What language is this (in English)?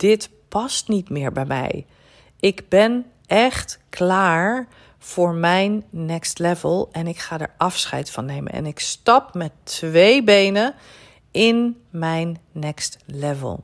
Dutch